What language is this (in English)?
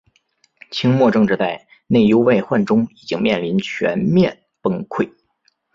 Chinese